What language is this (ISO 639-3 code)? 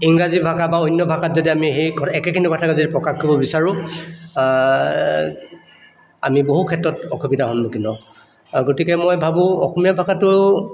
asm